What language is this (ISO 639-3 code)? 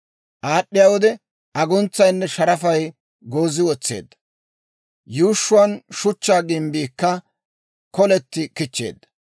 dwr